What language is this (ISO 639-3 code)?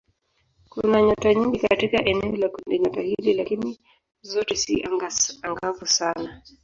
swa